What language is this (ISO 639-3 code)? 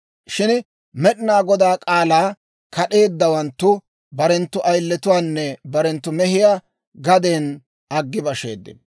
dwr